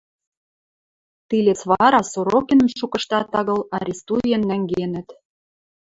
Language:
Western Mari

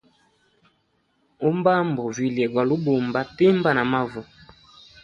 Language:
Hemba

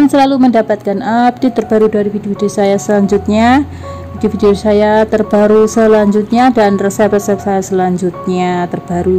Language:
Indonesian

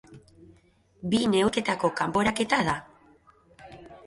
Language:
Basque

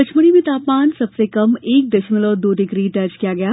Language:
Hindi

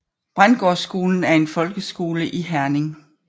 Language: Danish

